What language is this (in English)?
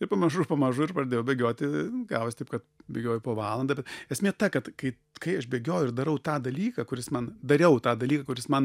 Lithuanian